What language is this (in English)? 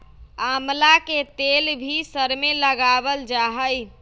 Magahi